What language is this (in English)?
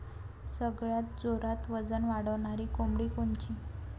Marathi